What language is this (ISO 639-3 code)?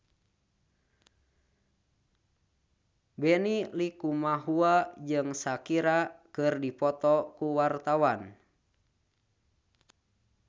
sun